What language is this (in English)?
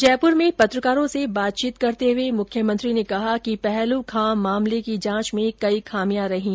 Hindi